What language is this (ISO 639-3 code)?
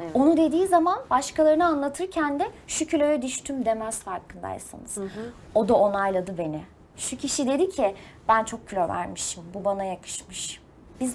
tur